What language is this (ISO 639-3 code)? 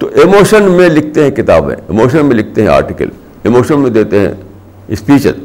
urd